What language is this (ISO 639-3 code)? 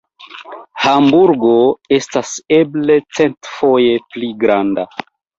epo